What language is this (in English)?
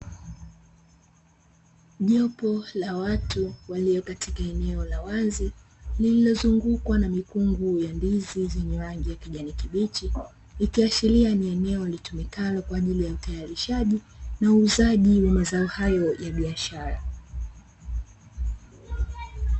Swahili